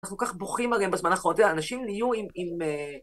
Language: Hebrew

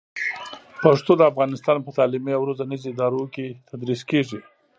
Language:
Pashto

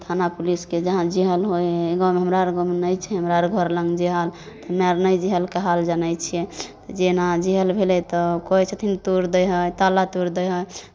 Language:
Maithili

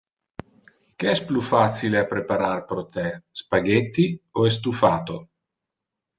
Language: Interlingua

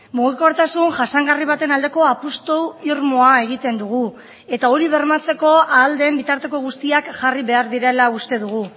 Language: Basque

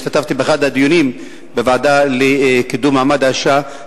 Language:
Hebrew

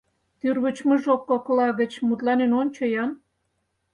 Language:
Mari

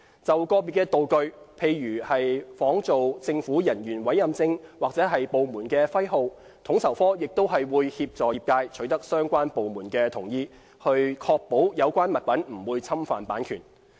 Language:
Cantonese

